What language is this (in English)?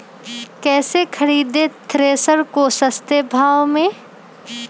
Magahi